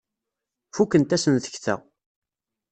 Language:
Kabyle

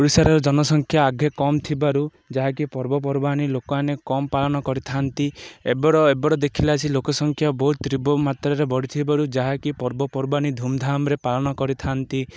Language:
Odia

